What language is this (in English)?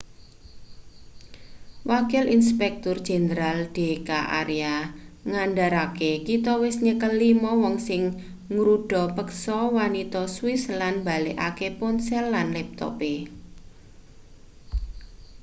Javanese